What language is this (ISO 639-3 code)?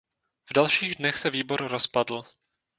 ces